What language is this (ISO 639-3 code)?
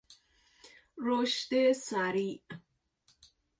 fas